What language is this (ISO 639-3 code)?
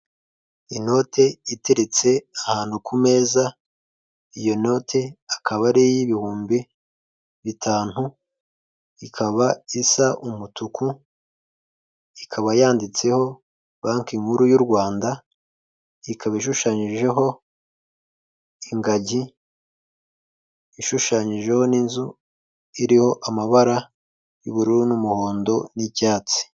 kin